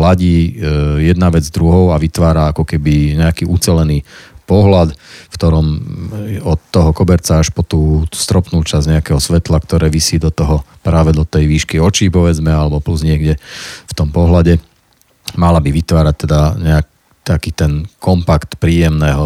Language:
Slovak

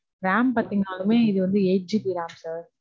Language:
Tamil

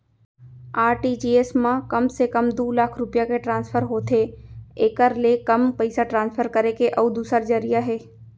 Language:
Chhattisgarhi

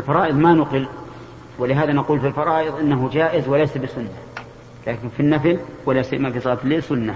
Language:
Arabic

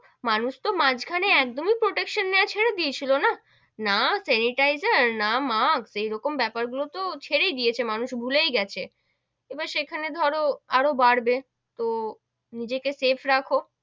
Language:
Bangla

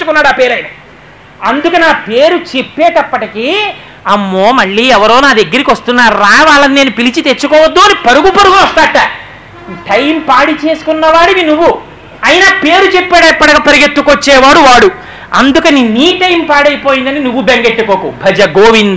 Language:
Telugu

